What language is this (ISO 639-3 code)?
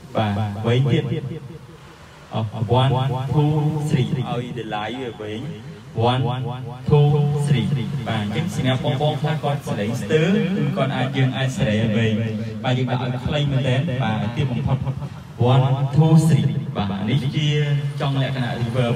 vie